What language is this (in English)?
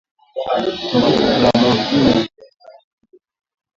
Swahili